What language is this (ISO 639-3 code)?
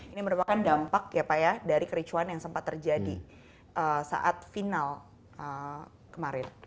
ind